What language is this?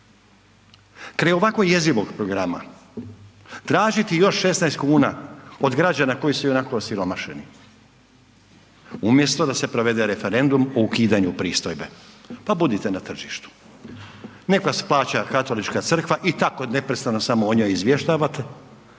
Croatian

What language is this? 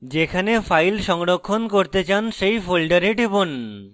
Bangla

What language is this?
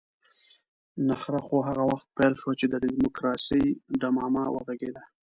Pashto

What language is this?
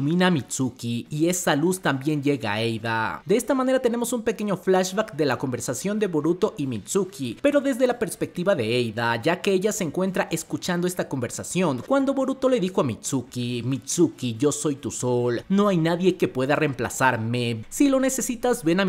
Spanish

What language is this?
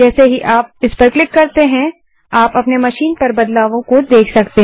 Hindi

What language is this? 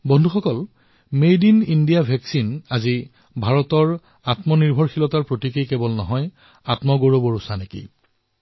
Assamese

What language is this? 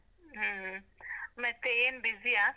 Kannada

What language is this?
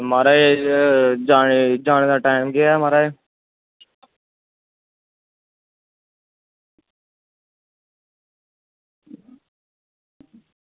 Dogri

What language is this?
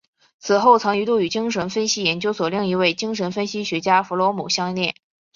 Chinese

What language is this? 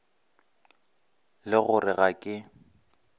Northern Sotho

